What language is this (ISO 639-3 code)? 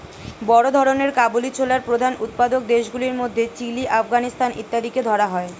ben